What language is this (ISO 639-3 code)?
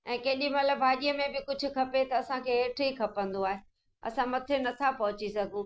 snd